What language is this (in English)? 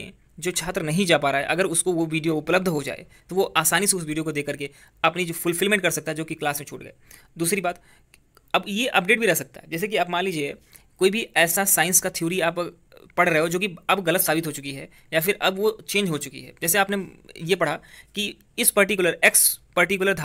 Hindi